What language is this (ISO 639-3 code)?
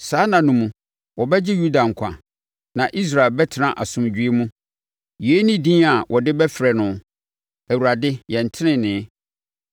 aka